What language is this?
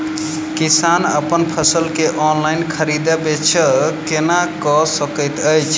Maithili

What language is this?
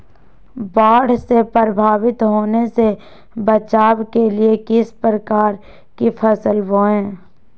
Magahi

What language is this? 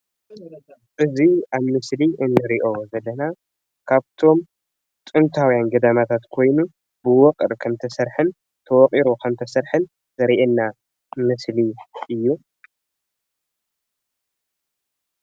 Tigrinya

